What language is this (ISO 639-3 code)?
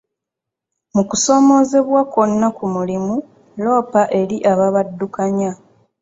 lug